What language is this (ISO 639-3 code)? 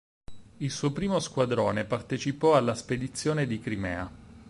ita